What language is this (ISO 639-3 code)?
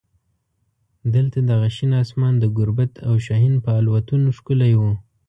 pus